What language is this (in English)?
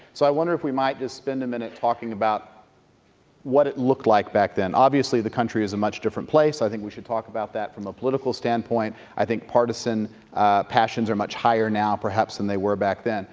English